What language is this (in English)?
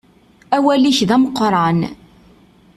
Kabyle